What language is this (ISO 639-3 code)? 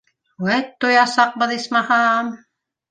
bak